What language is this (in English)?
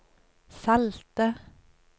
Norwegian